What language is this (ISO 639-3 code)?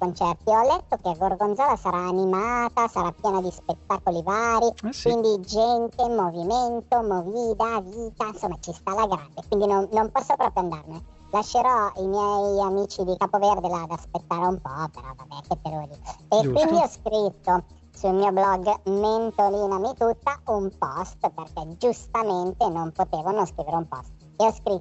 ita